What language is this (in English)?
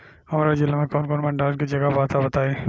Bhojpuri